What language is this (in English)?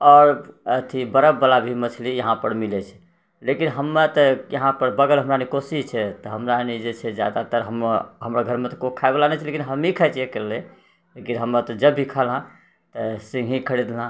Maithili